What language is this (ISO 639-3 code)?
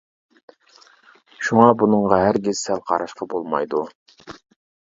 uig